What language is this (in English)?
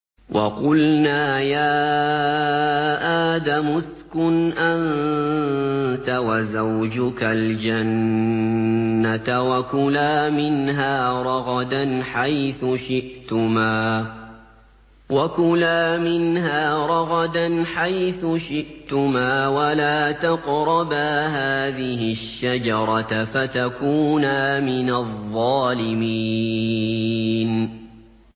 Arabic